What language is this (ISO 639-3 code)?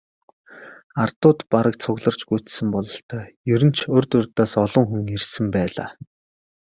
mon